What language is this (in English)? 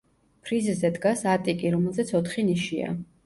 Georgian